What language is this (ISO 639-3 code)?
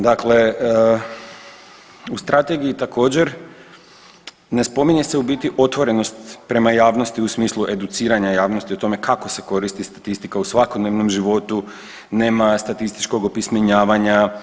hrv